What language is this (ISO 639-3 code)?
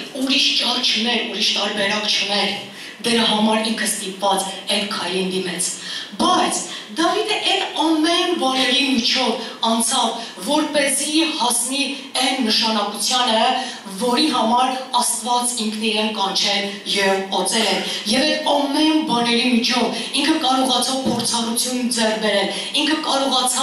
tur